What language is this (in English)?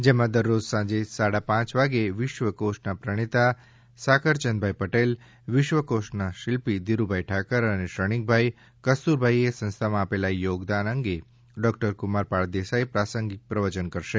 Gujarati